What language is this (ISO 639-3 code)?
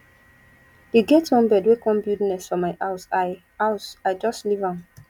pcm